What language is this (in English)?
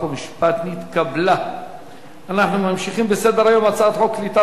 Hebrew